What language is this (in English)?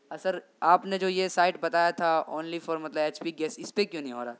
Urdu